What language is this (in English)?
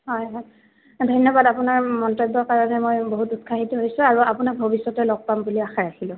Assamese